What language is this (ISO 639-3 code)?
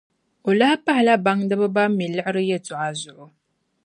dag